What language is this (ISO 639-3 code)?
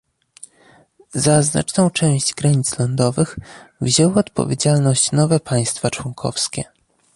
pol